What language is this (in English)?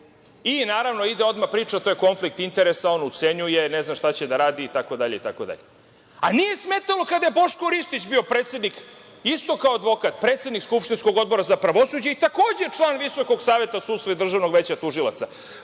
Serbian